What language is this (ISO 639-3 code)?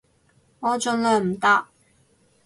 yue